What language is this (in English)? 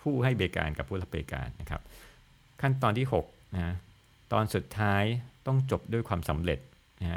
Thai